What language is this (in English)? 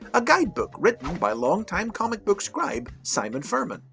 English